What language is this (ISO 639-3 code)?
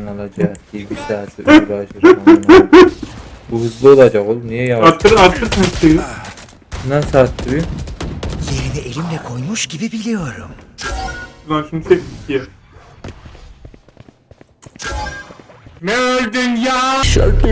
tur